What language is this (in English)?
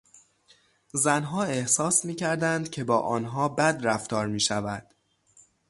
Persian